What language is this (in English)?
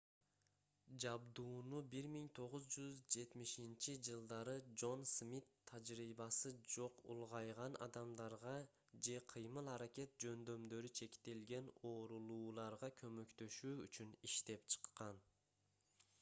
Kyrgyz